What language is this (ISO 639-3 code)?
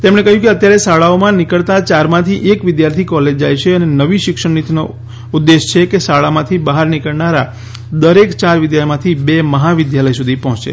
guj